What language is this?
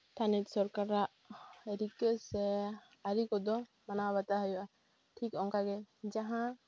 Santali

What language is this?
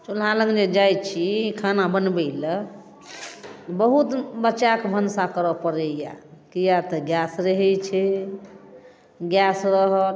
Maithili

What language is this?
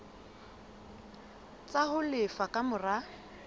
Southern Sotho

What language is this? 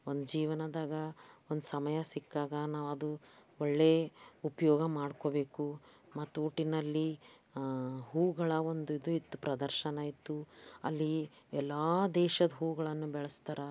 Kannada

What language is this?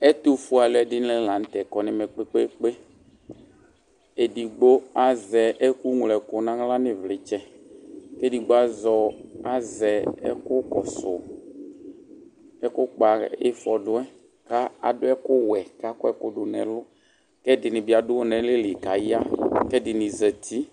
Ikposo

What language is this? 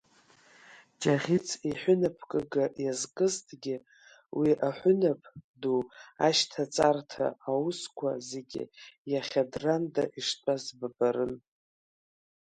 Abkhazian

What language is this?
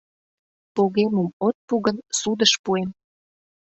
Mari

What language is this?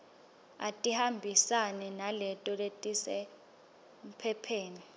Swati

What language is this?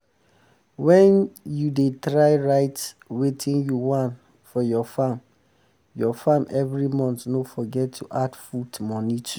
Nigerian Pidgin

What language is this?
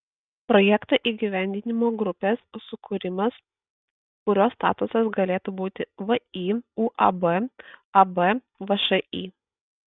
Lithuanian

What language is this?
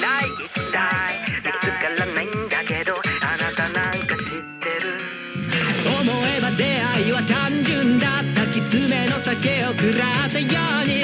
Japanese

